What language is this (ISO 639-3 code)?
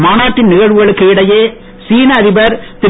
tam